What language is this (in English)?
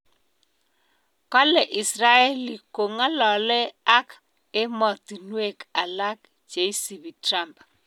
Kalenjin